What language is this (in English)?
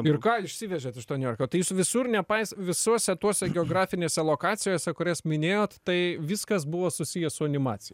Lithuanian